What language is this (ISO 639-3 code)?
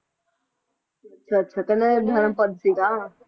pan